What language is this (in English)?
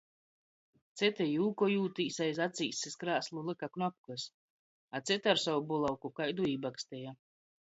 Latgalian